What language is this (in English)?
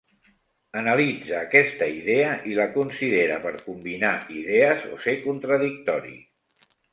Catalan